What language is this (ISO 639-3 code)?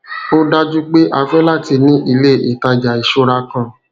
yor